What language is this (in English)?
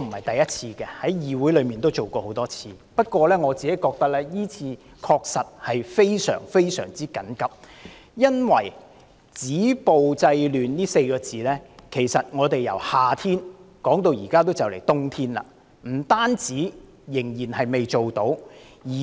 Cantonese